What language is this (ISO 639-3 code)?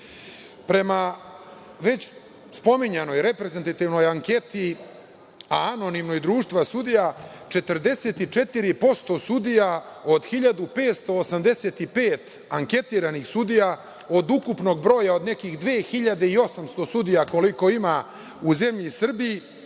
srp